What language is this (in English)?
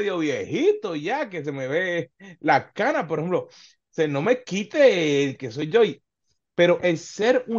Spanish